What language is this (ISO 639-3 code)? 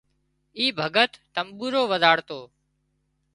kxp